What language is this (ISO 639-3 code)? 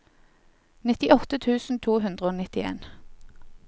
nor